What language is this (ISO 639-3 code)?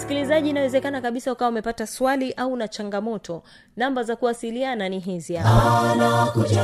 swa